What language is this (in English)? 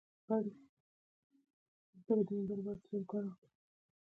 Pashto